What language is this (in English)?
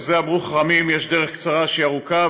Hebrew